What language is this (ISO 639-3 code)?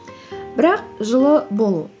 kaz